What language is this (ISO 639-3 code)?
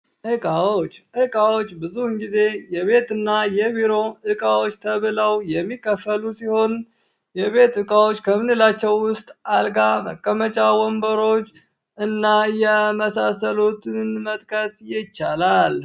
amh